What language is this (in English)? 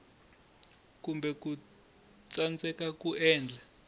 Tsonga